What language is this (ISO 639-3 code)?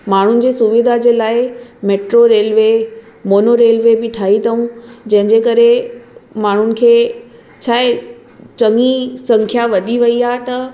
snd